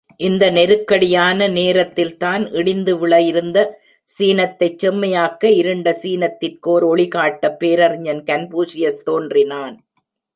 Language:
Tamil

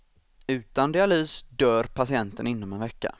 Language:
Swedish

